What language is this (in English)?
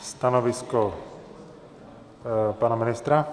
Czech